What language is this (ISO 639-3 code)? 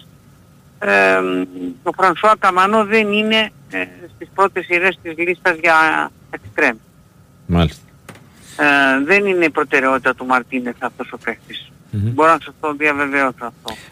ell